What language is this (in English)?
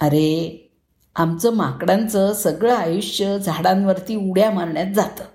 Marathi